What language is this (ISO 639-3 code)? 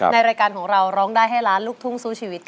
tha